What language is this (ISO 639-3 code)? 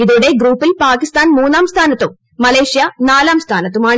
mal